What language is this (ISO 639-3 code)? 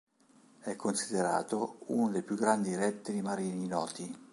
ita